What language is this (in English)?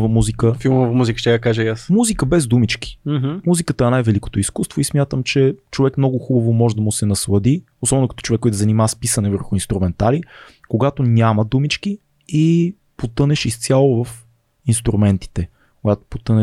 Bulgarian